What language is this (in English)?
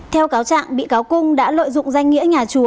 Vietnamese